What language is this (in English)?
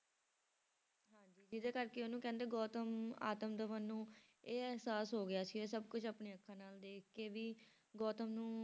Punjabi